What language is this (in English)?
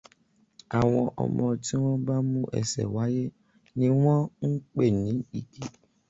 Yoruba